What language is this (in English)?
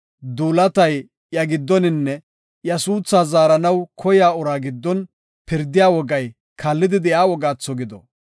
Gofa